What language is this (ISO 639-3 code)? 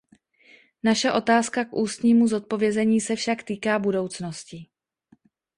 ces